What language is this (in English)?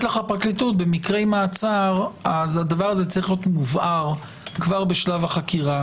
Hebrew